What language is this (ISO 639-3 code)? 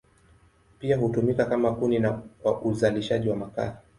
swa